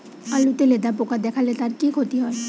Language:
Bangla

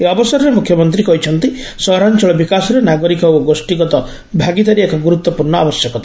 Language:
Odia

